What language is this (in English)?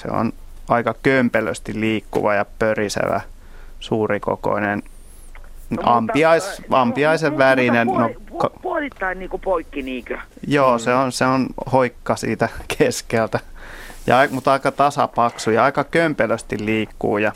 Finnish